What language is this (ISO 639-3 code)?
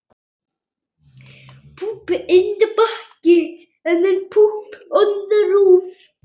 isl